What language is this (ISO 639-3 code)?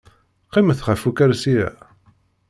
kab